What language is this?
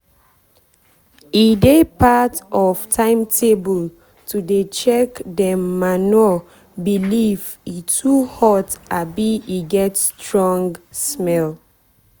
Nigerian Pidgin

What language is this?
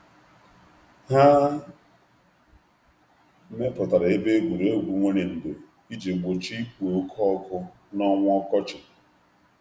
Igbo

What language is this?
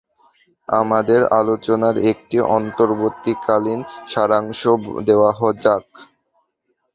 Bangla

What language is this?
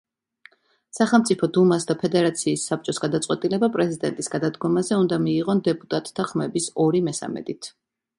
Georgian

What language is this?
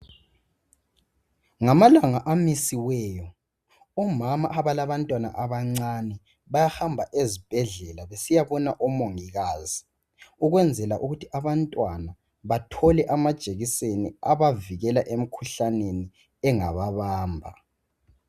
North Ndebele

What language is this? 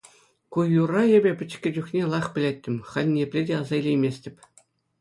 Chuvash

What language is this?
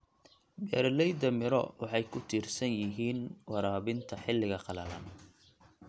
Somali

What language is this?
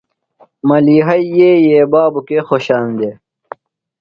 Phalura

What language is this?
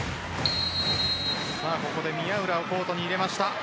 Japanese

